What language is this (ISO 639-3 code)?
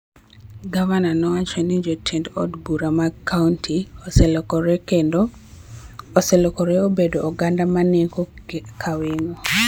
luo